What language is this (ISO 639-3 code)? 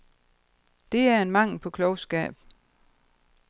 dan